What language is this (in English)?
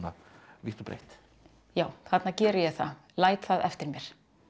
Icelandic